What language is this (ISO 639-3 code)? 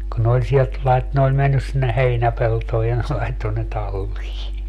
fin